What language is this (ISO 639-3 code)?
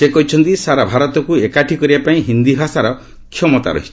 ori